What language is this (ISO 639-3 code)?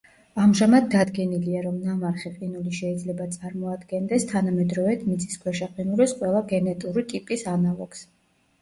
kat